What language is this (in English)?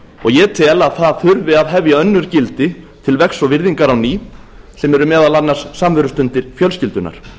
Icelandic